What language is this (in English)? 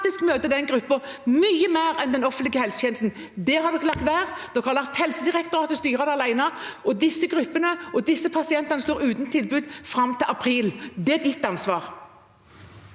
Norwegian